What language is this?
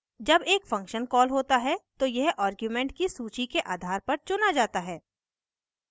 Hindi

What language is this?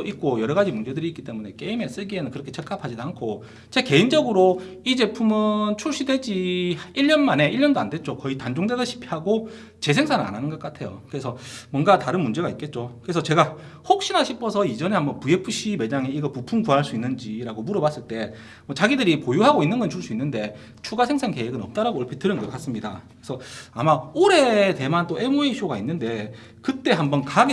Korean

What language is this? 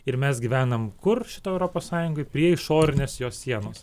Lithuanian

